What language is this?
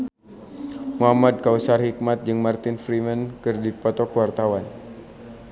Sundanese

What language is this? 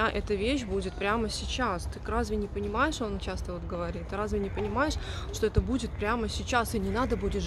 Russian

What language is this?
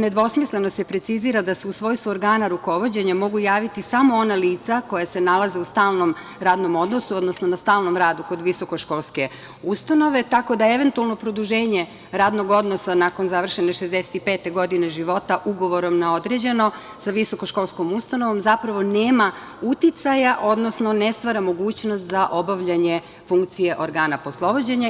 Serbian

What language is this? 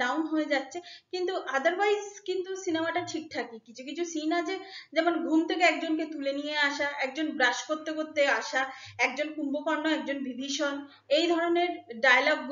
Hindi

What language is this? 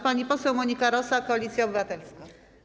Polish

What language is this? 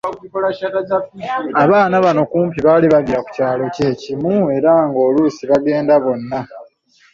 Ganda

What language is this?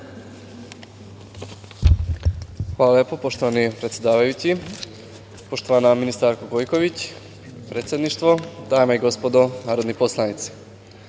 Serbian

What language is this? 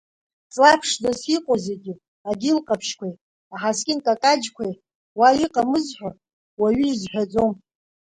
Abkhazian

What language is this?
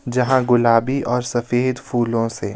Hindi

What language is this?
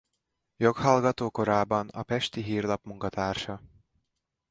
Hungarian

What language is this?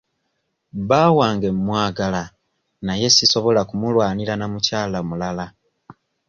Ganda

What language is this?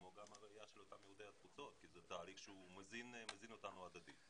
Hebrew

